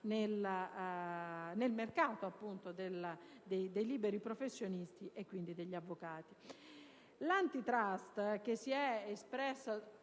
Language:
Italian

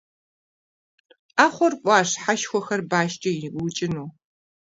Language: Kabardian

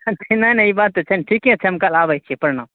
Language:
Maithili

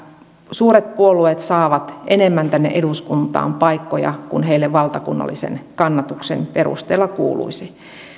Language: Finnish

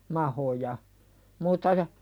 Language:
Finnish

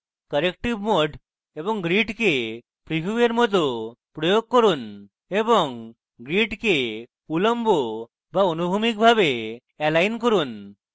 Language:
Bangla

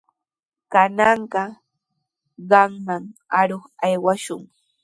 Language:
Sihuas Ancash Quechua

